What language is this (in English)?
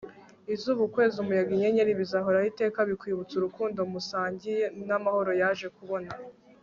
Kinyarwanda